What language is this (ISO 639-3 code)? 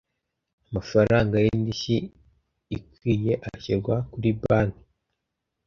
kin